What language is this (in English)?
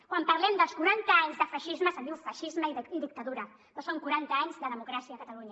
Catalan